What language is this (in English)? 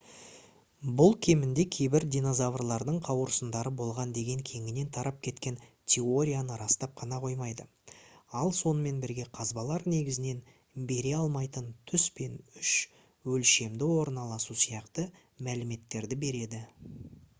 Kazakh